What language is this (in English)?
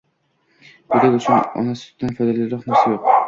Uzbek